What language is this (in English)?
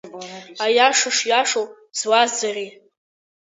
Abkhazian